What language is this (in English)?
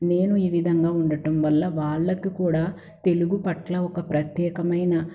Telugu